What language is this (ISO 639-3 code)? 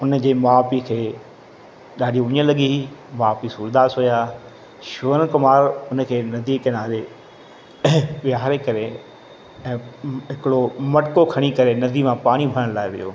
snd